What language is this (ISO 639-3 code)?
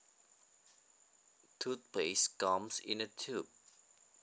jav